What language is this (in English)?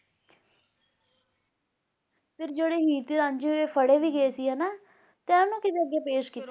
Punjabi